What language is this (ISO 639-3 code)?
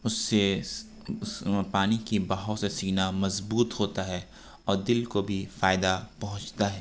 urd